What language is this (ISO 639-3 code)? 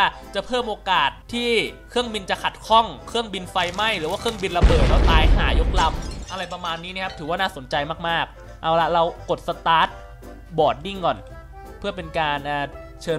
tha